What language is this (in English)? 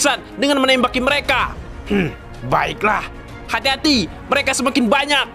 Indonesian